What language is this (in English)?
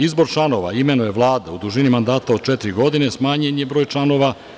Serbian